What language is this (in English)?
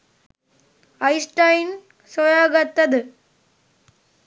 Sinhala